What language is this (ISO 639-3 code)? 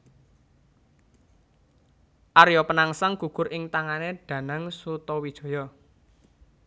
jav